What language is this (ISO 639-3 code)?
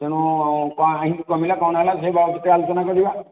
ori